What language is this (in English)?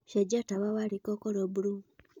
Kikuyu